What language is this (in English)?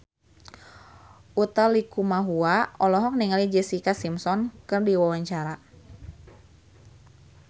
Sundanese